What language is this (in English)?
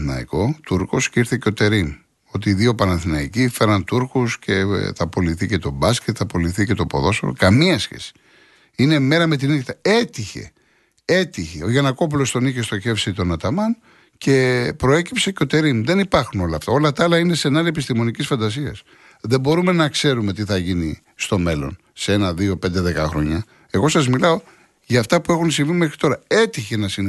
Greek